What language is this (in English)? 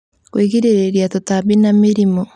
Kikuyu